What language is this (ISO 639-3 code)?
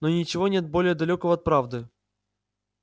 rus